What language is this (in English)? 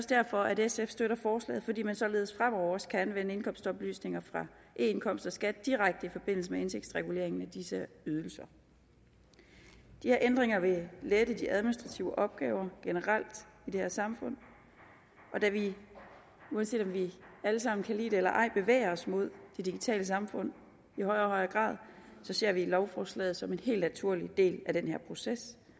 Danish